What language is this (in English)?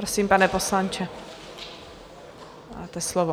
Czech